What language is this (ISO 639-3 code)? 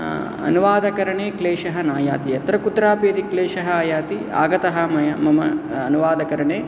san